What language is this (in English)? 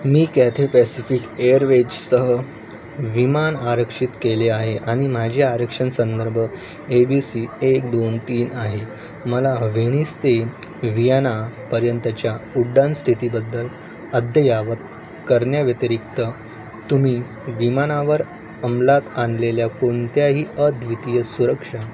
Marathi